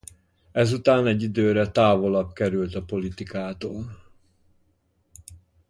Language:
Hungarian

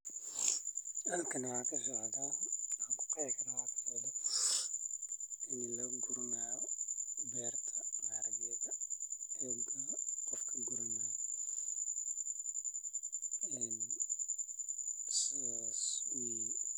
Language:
Somali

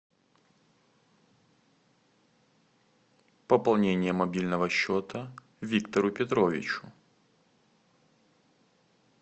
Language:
Russian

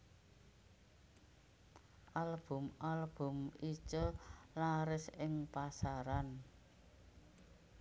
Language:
Javanese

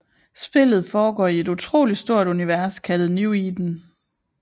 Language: Danish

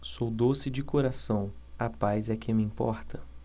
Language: Portuguese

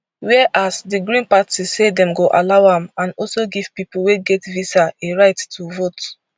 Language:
Nigerian Pidgin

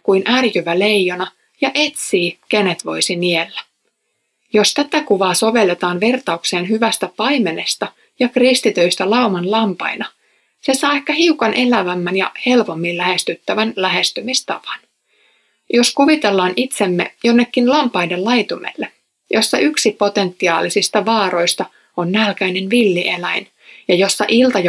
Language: Finnish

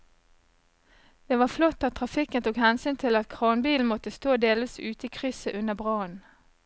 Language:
Norwegian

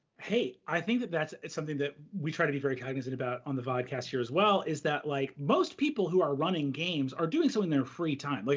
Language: English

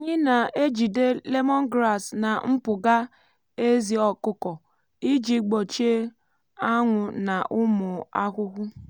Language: Igbo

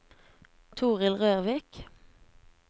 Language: Norwegian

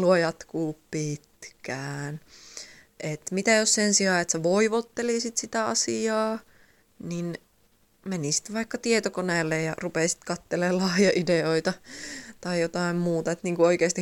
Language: Finnish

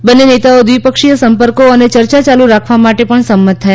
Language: Gujarati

